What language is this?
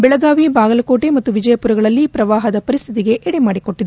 Kannada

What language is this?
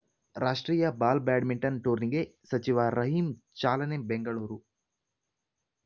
Kannada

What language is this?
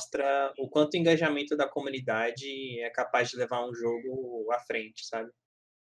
Portuguese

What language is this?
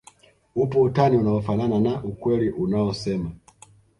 Swahili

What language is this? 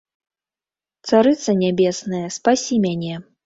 Belarusian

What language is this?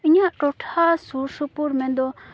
Santali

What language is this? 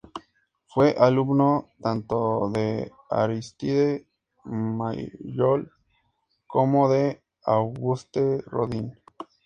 Spanish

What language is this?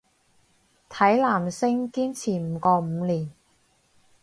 Cantonese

